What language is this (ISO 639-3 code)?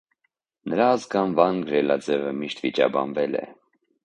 hye